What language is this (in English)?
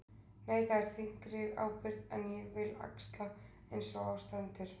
Icelandic